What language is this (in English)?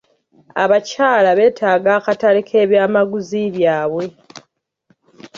Ganda